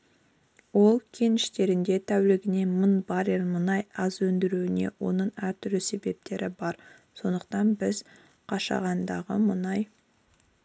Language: Kazakh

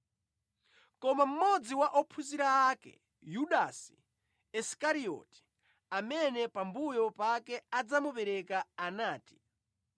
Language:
Nyanja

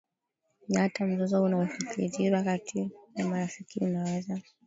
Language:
Swahili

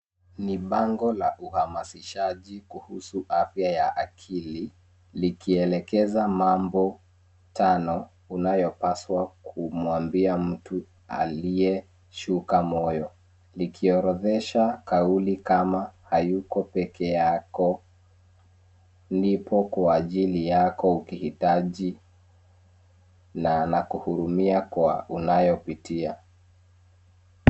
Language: Swahili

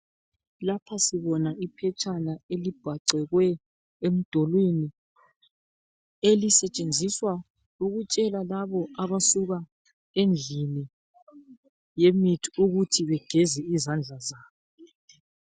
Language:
North Ndebele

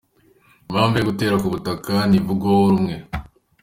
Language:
Kinyarwanda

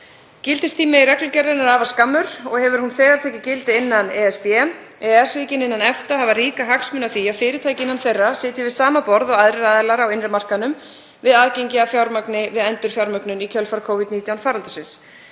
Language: Icelandic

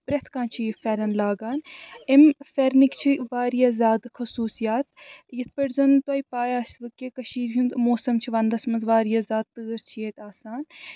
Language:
Kashmiri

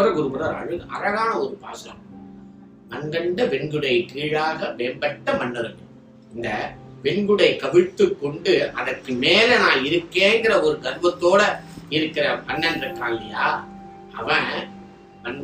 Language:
Tamil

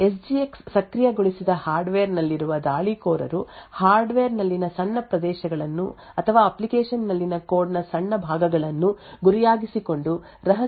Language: Kannada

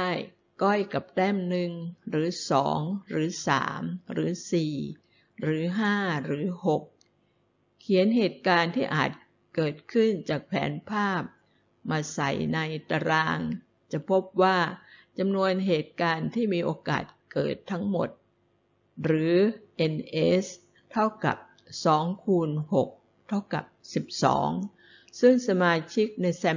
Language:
Thai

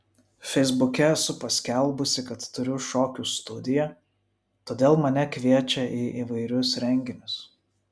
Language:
Lithuanian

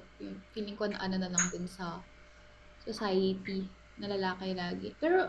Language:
Filipino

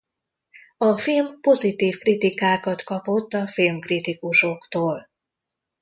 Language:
Hungarian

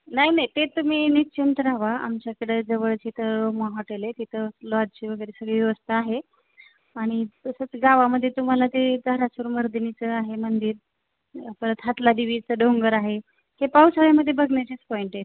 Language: Marathi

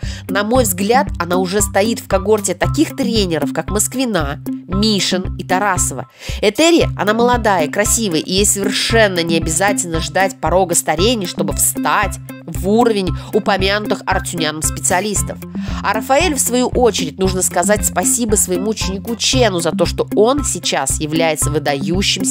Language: Russian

